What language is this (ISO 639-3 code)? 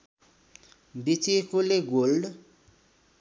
nep